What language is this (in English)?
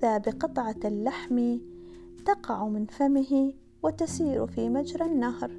Arabic